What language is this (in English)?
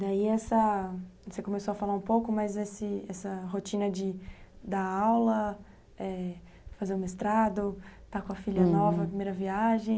Portuguese